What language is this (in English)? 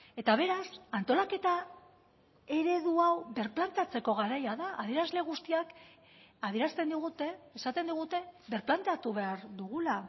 Basque